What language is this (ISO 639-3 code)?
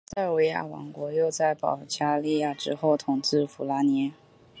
zho